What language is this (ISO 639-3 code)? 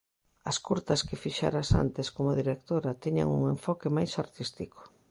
glg